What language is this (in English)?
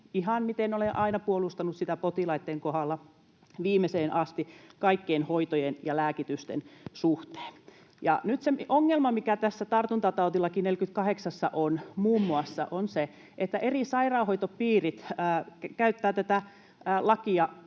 Finnish